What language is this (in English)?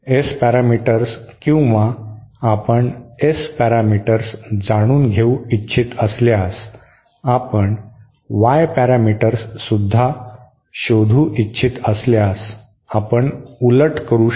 Marathi